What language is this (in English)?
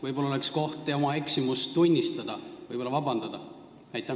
Estonian